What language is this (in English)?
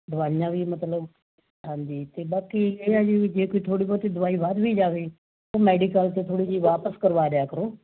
Punjabi